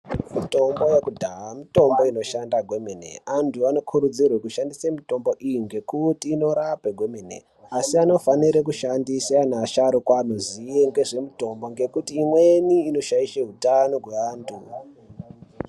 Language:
Ndau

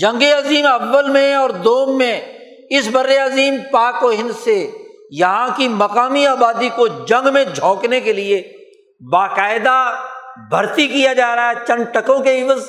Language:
Urdu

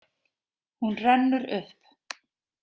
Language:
Icelandic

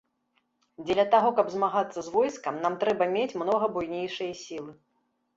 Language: Belarusian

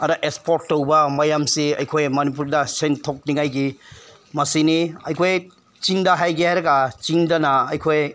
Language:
Manipuri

